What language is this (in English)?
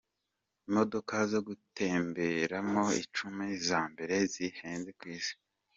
Kinyarwanda